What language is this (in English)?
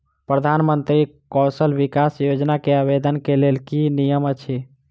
Maithili